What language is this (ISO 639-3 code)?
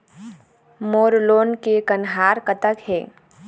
hne